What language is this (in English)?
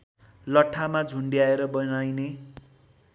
Nepali